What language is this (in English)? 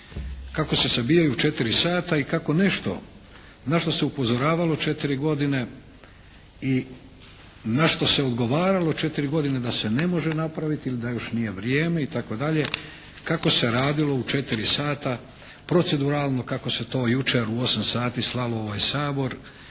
Croatian